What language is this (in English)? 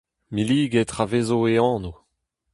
Breton